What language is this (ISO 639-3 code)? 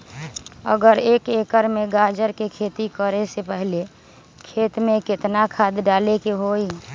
mag